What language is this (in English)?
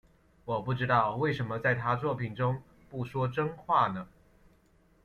Chinese